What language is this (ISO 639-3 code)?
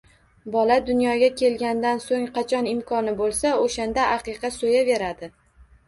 uzb